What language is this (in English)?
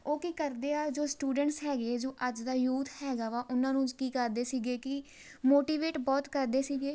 Punjabi